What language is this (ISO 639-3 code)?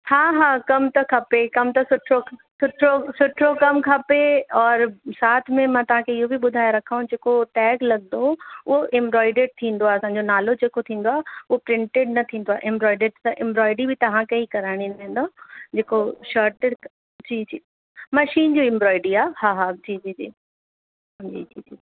snd